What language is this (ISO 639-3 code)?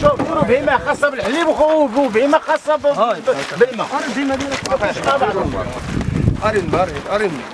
ara